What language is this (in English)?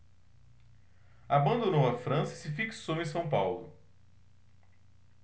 Portuguese